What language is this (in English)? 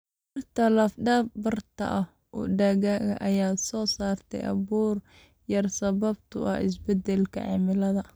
Somali